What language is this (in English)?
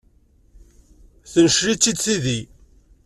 Kabyle